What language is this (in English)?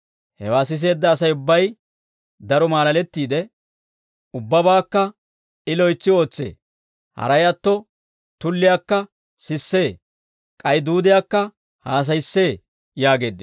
Dawro